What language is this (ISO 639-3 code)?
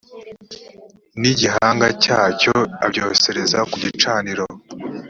kin